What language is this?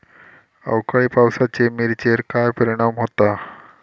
Marathi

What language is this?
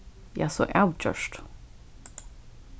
Faroese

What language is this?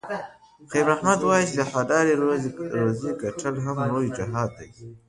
Pashto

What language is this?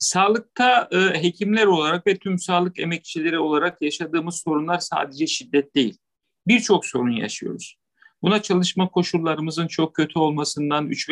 Turkish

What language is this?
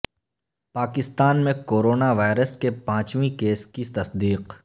Urdu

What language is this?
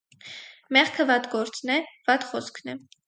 Armenian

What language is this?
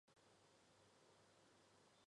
Chinese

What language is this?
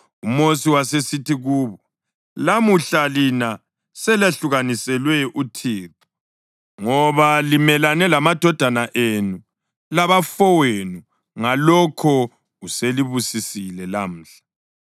North Ndebele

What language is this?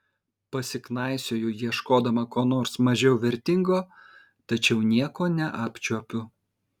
Lithuanian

